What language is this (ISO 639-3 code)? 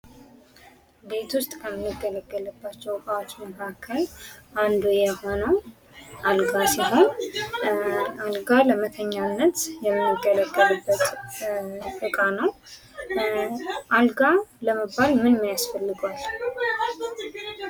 amh